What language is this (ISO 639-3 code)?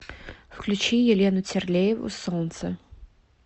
rus